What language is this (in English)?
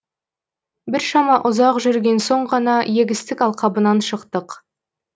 Kazakh